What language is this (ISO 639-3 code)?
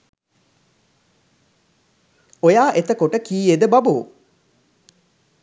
sin